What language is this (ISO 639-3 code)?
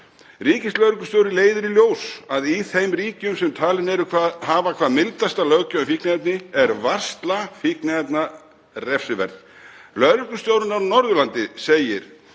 isl